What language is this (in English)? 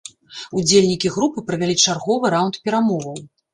Belarusian